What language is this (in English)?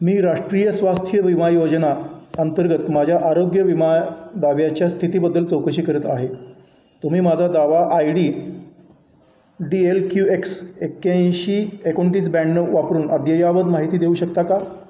Marathi